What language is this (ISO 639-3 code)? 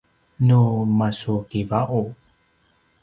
pwn